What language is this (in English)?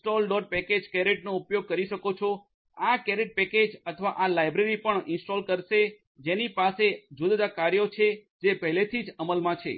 Gujarati